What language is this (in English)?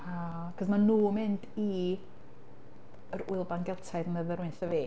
Welsh